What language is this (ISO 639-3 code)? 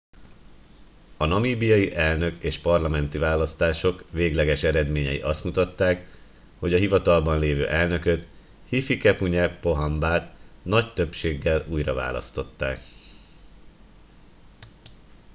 hun